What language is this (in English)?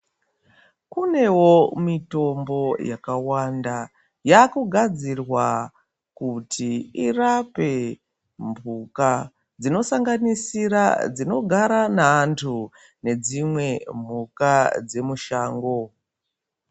Ndau